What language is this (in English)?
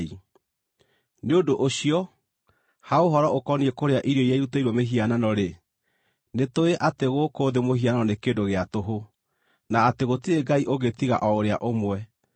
Kikuyu